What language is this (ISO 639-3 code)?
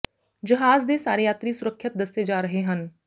pan